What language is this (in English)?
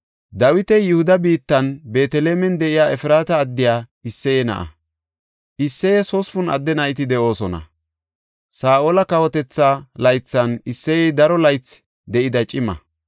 Gofa